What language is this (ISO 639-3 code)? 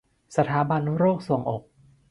tha